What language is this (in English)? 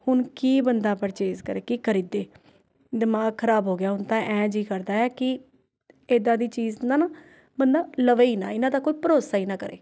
Punjabi